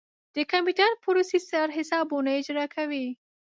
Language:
Pashto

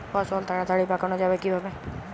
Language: Bangla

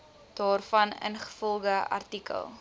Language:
Afrikaans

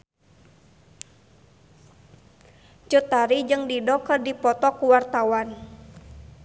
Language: Sundanese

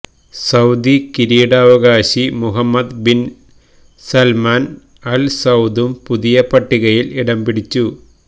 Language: Malayalam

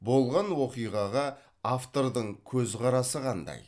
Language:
Kazakh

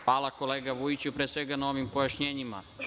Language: Serbian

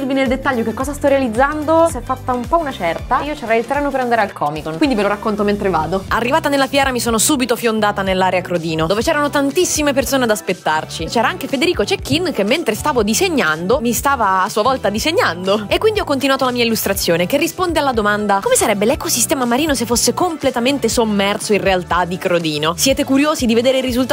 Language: Italian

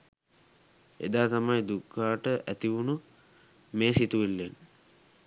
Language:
Sinhala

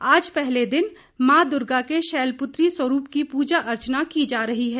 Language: Hindi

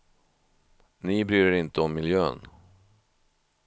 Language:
Swedish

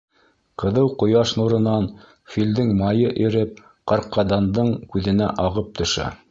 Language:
Bashkir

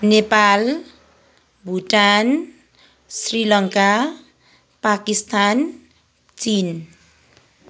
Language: Nepali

